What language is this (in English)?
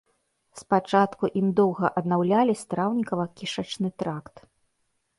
Belarusian